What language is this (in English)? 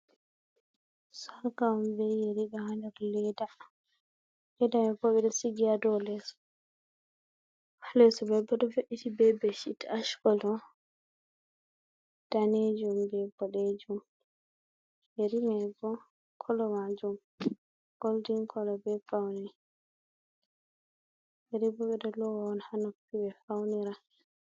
Fula